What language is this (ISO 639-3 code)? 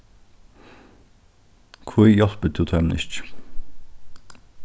fao